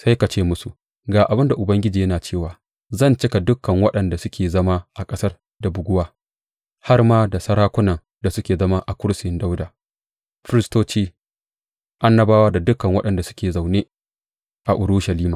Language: Hausa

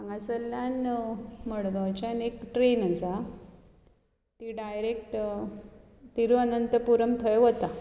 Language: Konkani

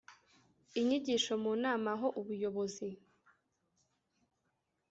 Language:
Kinyarwanda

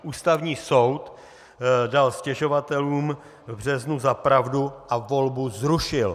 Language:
Czech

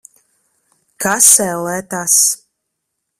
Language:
Latvian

